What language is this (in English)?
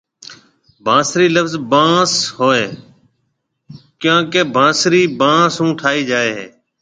Marwari (Pakistan)